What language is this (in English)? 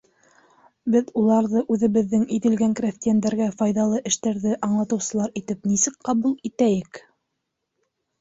Bashkir